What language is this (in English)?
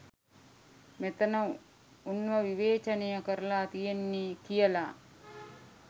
Sinhala